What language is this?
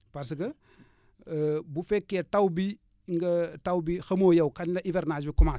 Wolof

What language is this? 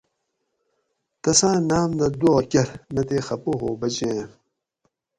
Gawri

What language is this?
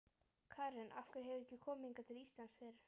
Icelandic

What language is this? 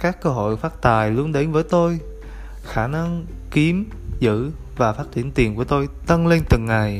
Vietnamese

